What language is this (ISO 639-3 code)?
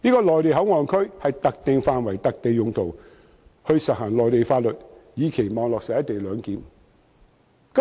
yue